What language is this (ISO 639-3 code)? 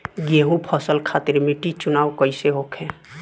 bho